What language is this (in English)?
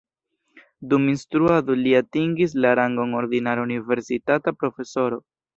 Esperanto